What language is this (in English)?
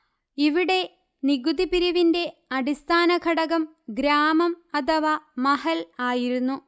Malayalam